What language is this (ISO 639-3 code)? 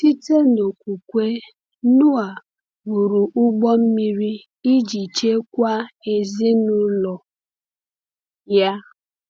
ibo